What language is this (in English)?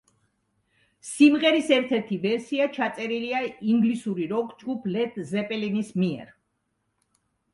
Georgian